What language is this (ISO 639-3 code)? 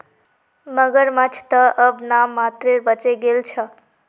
mag